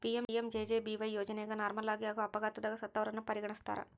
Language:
Kannada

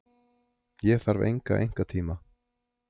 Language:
Icelandic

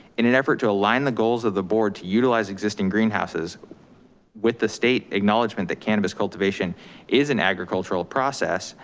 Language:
English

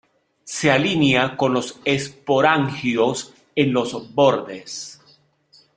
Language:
Spanish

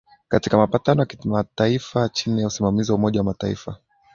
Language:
Swahili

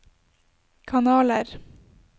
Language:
Norwegian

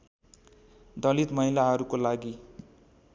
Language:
Nepali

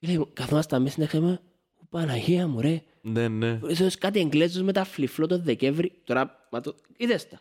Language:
Greek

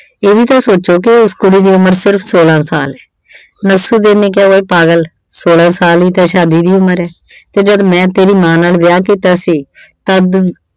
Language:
Punjabi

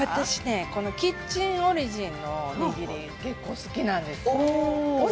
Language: Japanese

